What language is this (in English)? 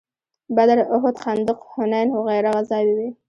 Pashto